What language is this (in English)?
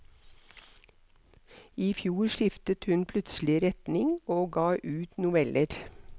Norwegian